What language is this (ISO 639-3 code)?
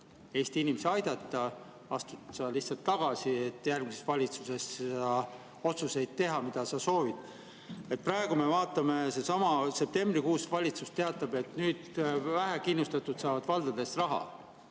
est